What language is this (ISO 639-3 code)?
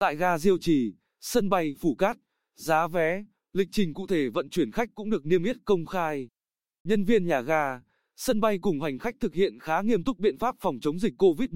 vie